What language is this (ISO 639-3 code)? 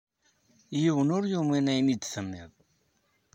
kab